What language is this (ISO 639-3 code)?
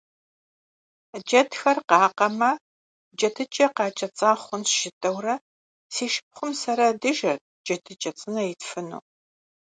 kbd